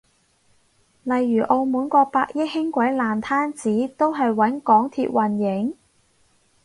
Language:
Cantonese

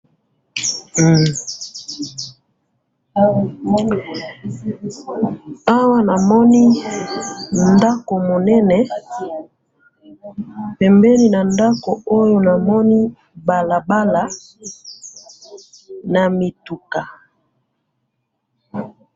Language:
Lingala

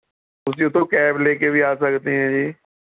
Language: Punjabi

